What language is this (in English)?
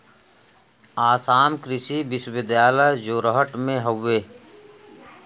Bhojpuri